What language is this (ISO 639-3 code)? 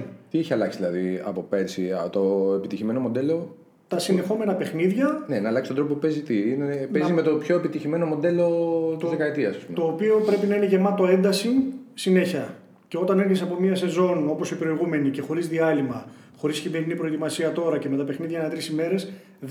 ell